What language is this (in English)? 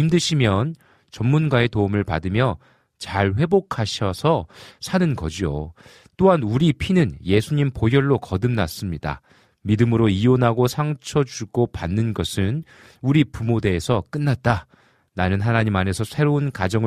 Korean